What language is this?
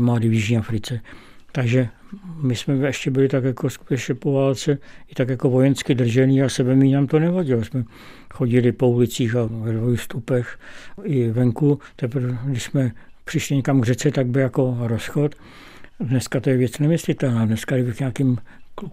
Czech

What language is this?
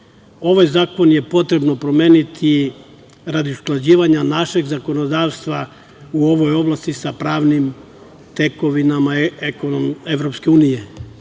Serbian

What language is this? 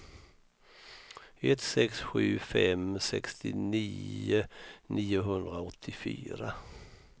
Swedish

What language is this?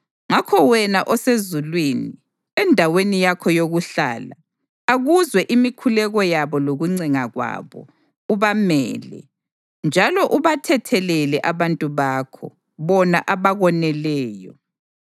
North Ndebele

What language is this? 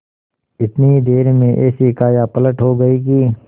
Hindi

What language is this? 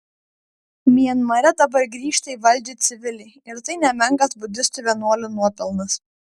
Lithuanian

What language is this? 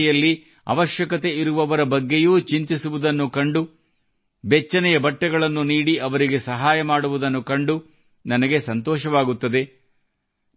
Kannada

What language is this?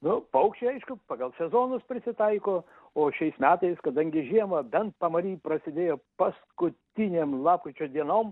Lithuanian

